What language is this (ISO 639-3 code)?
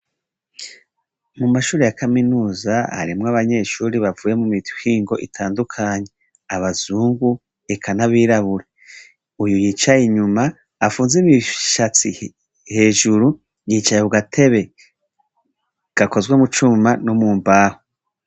run